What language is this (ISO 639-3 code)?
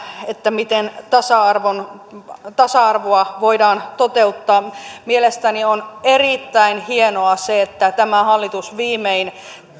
fin